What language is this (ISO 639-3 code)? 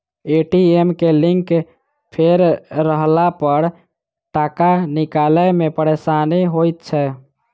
mai